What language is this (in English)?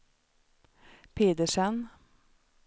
Swedish